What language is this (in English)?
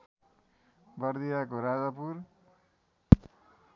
Nepali